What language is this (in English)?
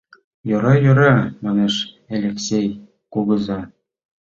Mari